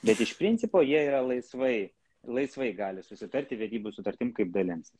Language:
Lithuanian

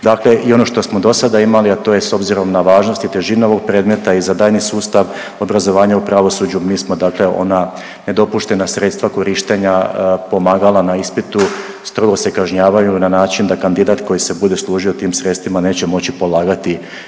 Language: Croatian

